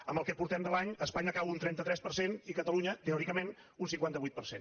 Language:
Catalan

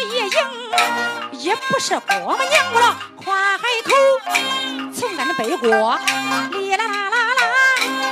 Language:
Chinese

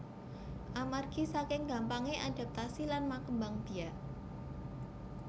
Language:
Javanese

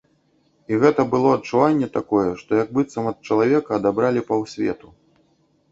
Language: Belarusian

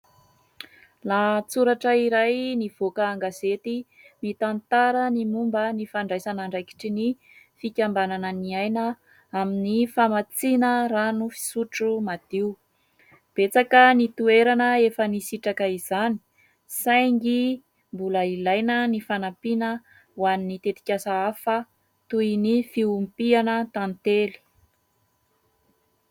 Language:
Malagasy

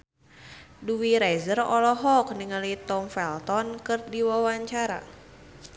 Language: Sundanese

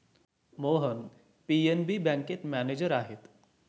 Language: Marathi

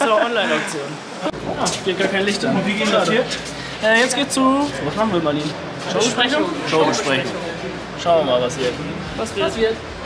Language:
German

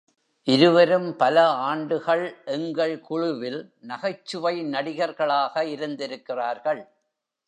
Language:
Tamil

